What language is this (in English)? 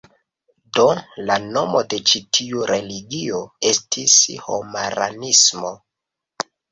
Esperanto